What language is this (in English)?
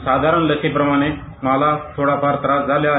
Marathi